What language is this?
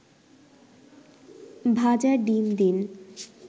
Bangla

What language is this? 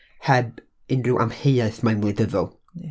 Welsh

